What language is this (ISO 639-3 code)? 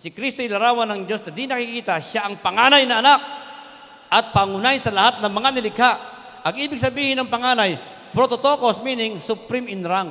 fil